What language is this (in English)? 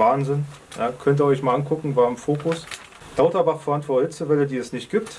German